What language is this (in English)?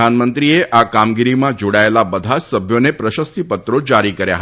Gujarati